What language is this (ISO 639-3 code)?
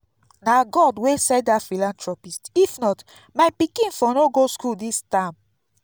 pcm